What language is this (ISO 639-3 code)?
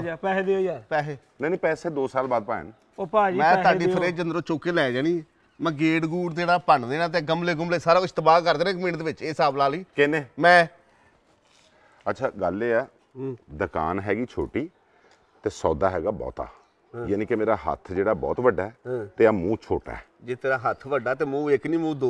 pan